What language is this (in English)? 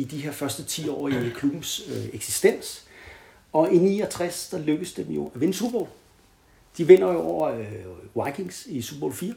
Danish